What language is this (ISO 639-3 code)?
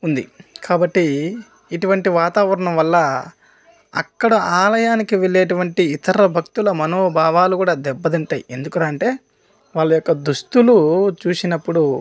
tel